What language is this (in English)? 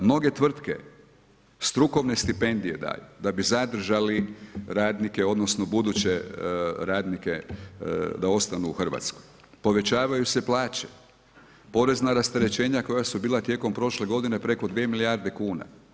Croatian